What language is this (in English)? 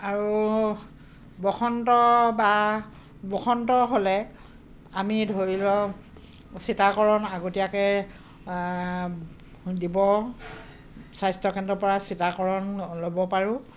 Assamese